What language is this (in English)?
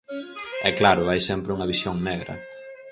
Galician